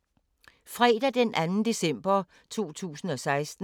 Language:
Danish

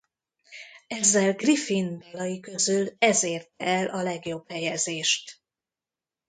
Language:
Hungarian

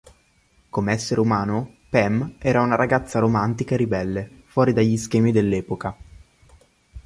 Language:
Italian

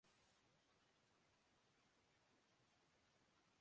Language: Urdu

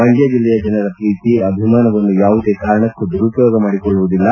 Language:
Kannada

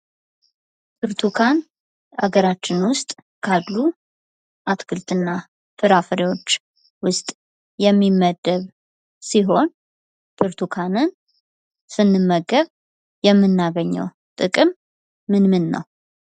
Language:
Amharic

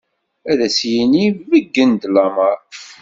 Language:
Kabyle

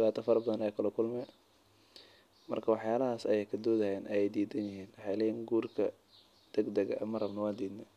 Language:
Somali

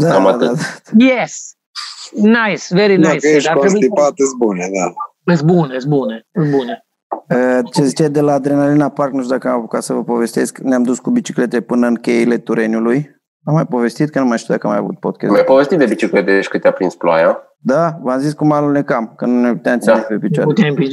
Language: Romanian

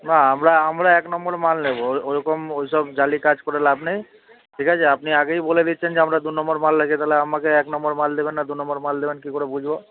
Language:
Bangla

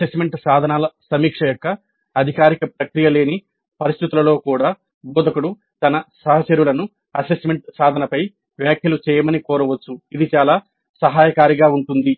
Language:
Telugu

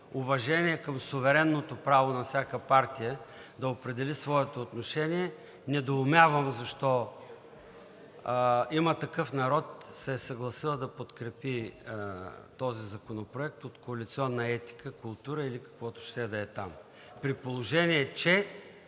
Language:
Bulgarian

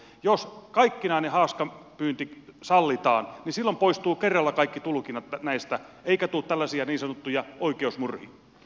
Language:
Finnish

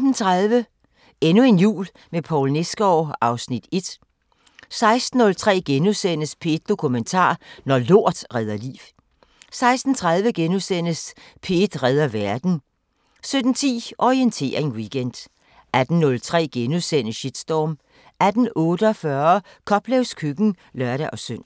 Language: Danish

